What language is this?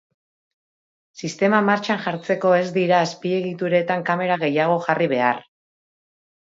Basque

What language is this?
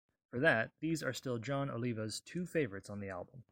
English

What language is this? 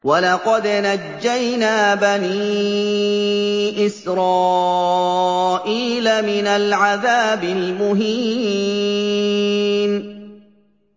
Arabic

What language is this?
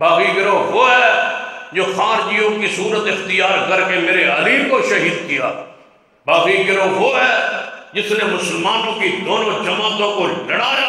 Arabic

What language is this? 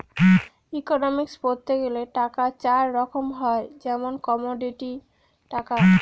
Bangla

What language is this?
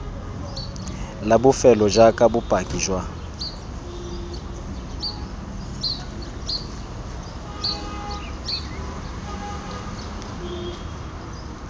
Tswana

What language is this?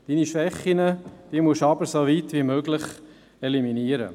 Swiss German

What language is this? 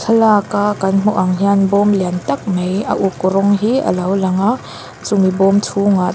Mizo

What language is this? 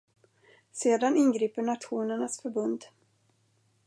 Swedish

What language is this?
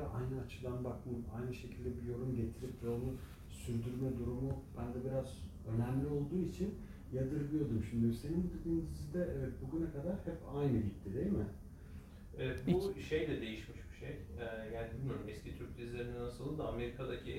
Turkish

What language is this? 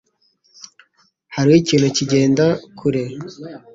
Kinyarwanda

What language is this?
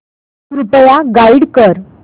Marathi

